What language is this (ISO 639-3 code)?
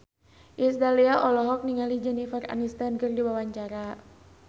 sun